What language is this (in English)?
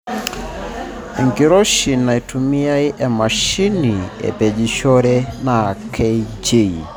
Masai